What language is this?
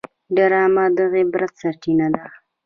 Pashto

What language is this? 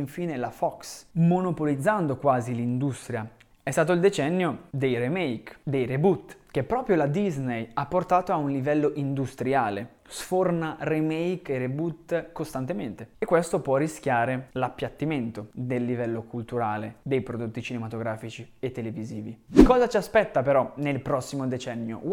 Italian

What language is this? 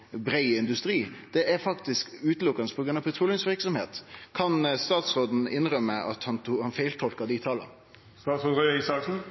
Norwegian Nynorsk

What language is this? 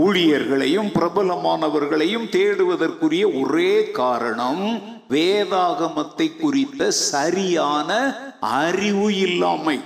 Tamil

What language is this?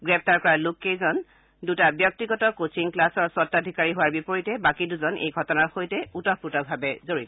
Assamese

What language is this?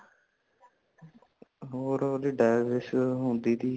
Punjabi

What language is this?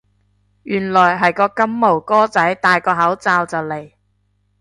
Cantonese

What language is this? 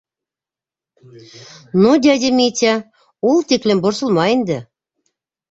Bashkir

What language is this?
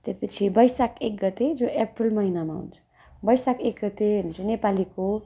Nepali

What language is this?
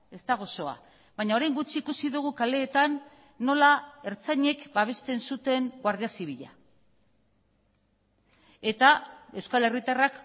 Basque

